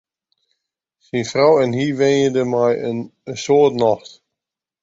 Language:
Western Frisian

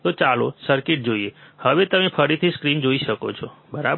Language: Gujarati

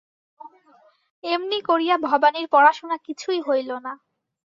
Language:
Bangla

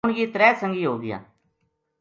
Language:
Gujari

